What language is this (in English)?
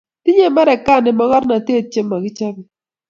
Kalenjin